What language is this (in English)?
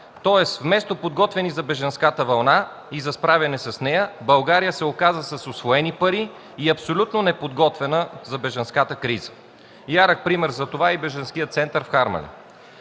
Bulgarian